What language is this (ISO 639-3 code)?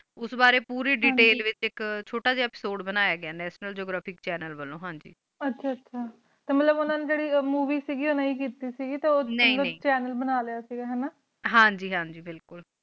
pan